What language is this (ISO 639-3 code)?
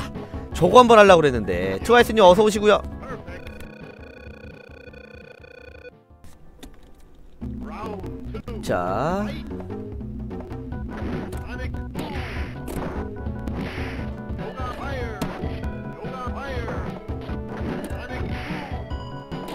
kor